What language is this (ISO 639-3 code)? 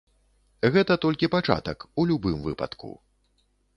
bel